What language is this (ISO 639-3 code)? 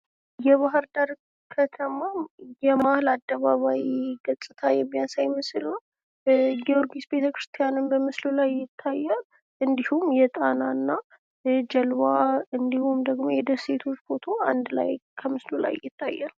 amh